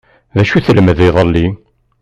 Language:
Kabyle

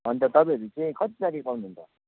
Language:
Nepali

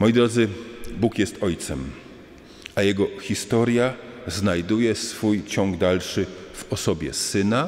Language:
Polish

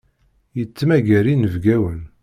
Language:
Kabyle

